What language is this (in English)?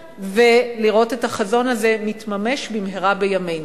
Hebrew